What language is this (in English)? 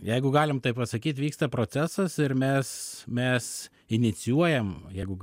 Lithuanian